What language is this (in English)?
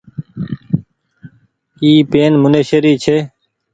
Goaria